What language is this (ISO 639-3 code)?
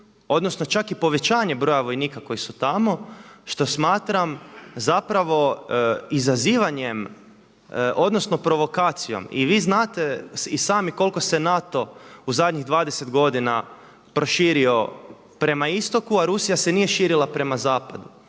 hrv